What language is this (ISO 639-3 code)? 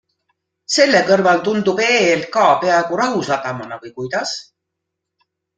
est